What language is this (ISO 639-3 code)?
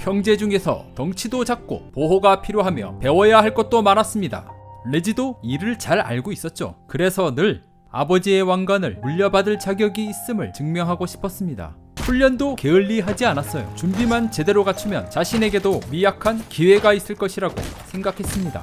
kor